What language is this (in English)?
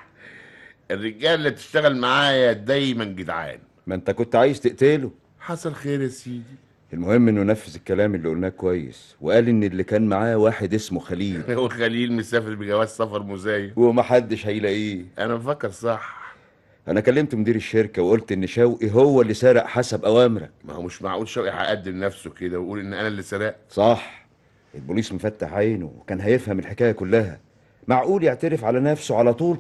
Arabic